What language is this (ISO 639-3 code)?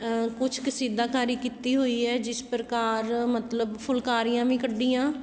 pan